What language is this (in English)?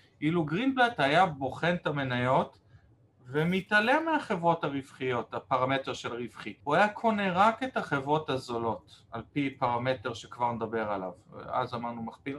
Hebrew